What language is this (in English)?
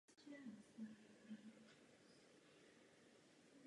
Czech